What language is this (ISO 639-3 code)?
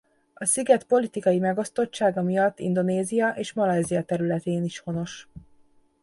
hun